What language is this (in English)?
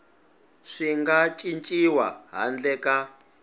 Tsonga